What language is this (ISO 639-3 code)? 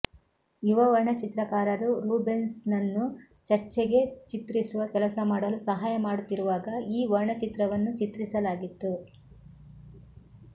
kan